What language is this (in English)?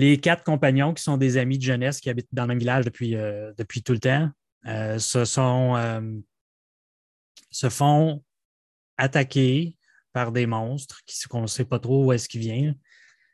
French